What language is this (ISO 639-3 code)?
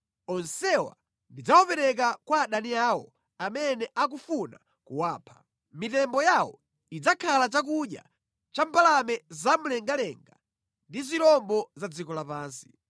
nya